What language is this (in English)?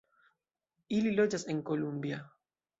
Esperanto